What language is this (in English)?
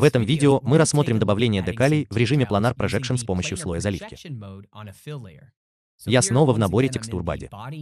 Russian